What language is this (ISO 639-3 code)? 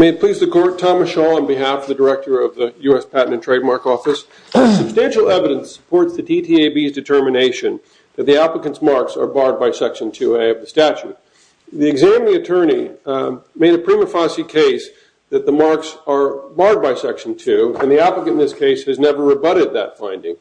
eng